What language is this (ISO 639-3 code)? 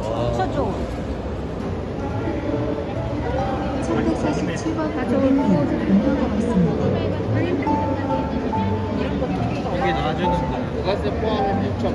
kor